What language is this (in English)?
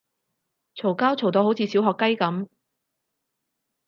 Cantonese